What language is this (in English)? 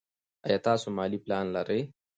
Pashto